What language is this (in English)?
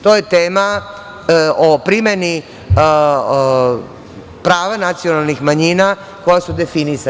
Serbian